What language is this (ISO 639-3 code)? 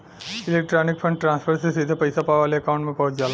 bho